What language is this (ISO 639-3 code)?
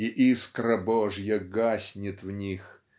rus